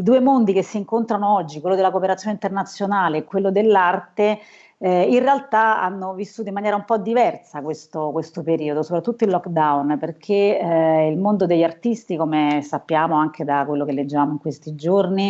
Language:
Italian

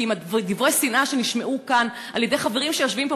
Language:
Hebrew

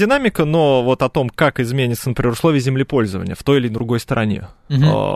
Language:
Russian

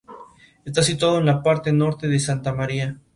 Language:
Spanish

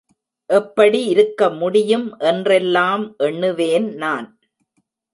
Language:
Tamil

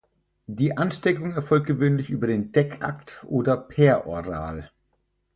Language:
German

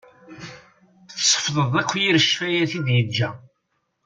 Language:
Kabyle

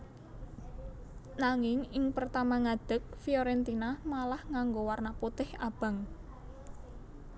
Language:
Javanese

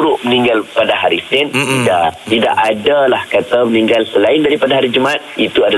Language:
Malay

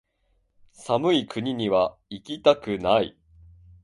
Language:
Japanese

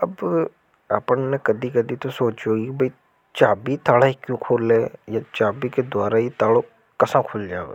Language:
Hadothi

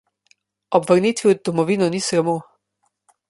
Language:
Slovenian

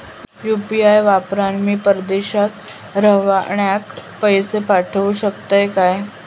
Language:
Marathi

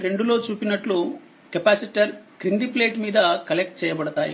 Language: Telugu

